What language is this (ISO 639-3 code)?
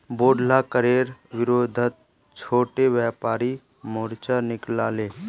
mag